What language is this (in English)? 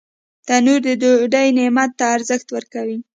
Pashto